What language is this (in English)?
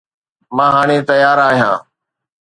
Sindhi